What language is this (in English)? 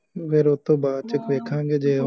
Punjabi